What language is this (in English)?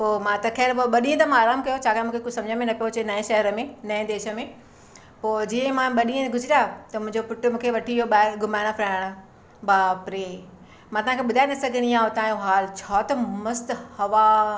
Sindhi